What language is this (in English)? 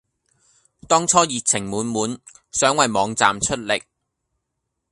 Cantonese